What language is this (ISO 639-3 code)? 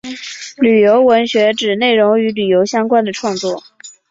zho